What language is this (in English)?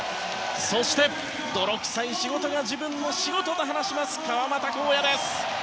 Japanese